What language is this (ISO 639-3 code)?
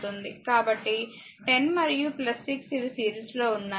tel